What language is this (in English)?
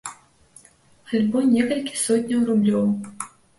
Belarusian